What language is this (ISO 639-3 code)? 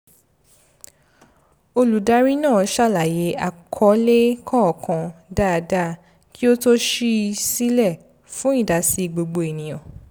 yor